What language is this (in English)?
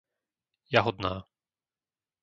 Slovak